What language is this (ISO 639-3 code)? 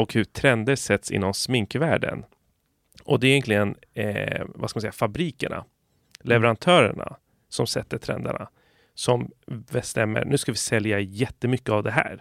swe